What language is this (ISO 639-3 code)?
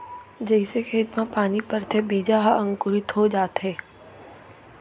hne